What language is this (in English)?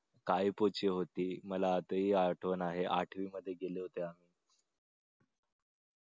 Marathi